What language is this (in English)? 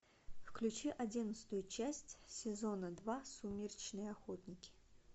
Russian